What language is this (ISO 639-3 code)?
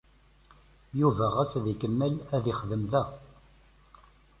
kab